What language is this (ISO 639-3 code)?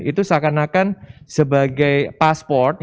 ind